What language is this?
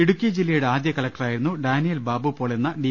Malayalam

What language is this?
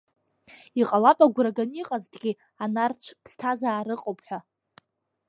Abkhazian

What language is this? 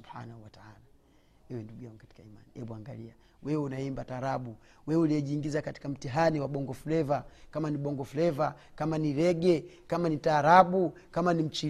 Swahili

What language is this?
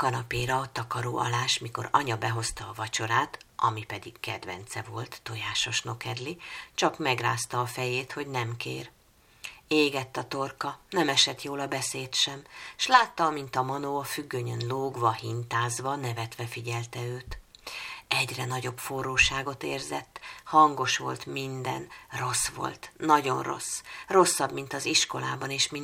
Hungarian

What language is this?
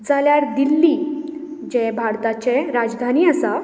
Konkani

